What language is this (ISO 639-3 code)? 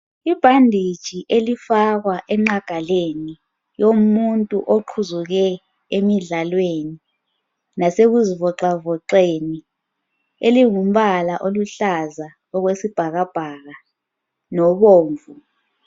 nde